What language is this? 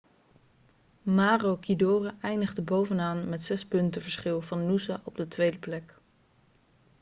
Dutch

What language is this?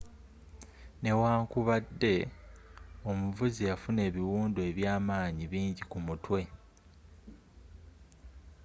Ganda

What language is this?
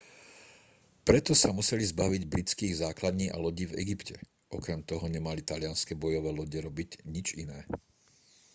Slovak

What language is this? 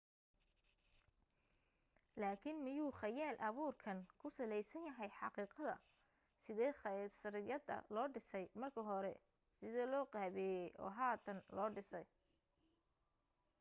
Somali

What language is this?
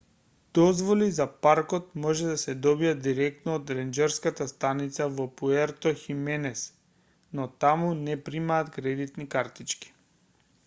Macedonian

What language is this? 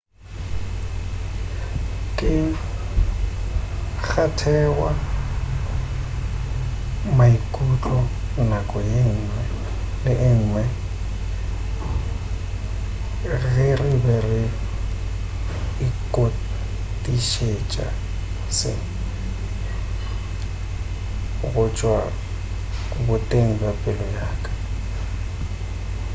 Northern Sotho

